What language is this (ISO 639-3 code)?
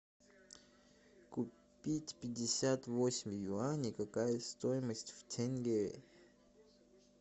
rus